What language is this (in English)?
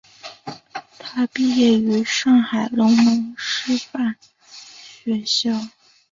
Chinese